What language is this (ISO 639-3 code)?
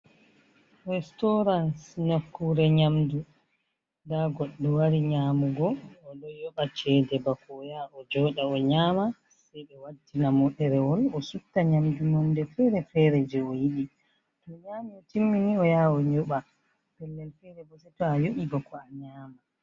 ful